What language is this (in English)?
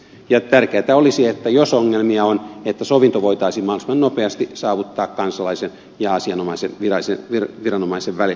Finnish